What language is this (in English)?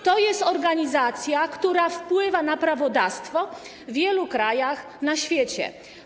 Polish